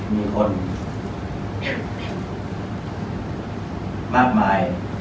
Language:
Thai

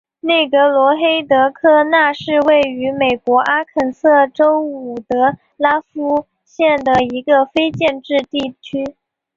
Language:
Chinese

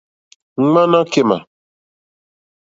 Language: Mokpwe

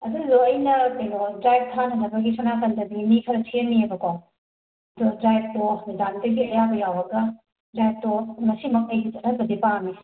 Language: Manipuri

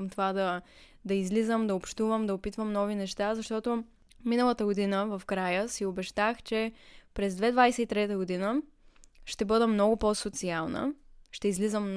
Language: Bulgarian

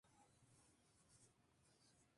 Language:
Spanish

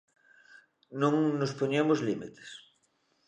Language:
Galician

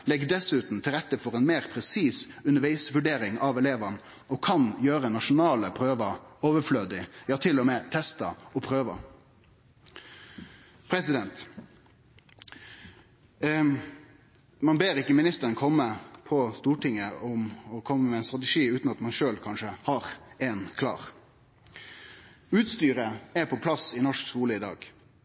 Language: Norwegian Nynorsk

